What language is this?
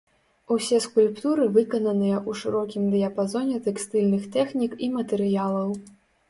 Belarusian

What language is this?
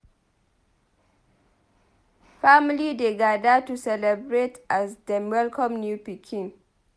Nigerian Pidgin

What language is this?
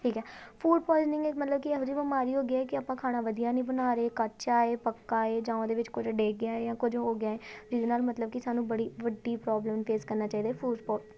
Punjabi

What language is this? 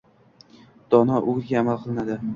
Uzbek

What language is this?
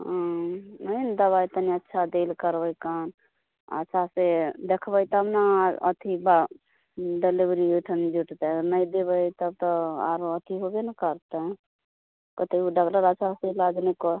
Maithili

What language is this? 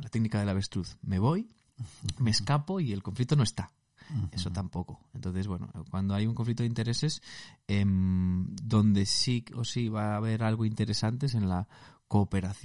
Spanish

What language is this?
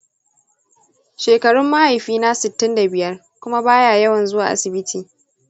Hausa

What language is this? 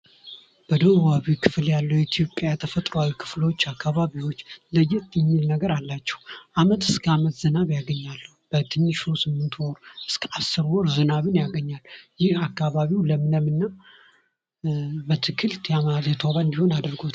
Amharic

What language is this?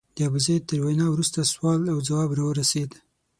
Pashto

